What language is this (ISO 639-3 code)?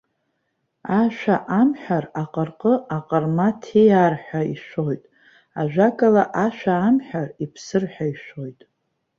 abk